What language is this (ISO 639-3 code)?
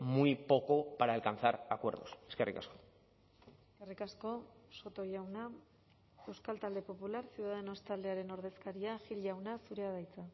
eus